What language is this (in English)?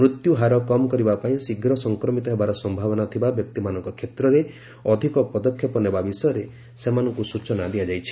Odia